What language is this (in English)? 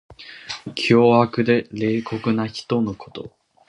Japanese